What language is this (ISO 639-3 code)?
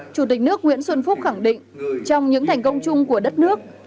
vie